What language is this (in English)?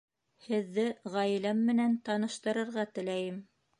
Bashkir